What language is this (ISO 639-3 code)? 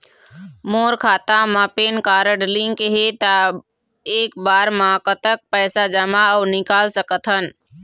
hne